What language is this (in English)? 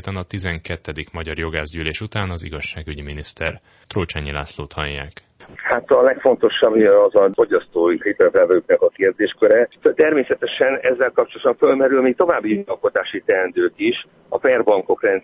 Hungarian